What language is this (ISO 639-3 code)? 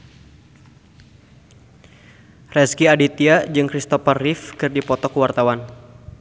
sun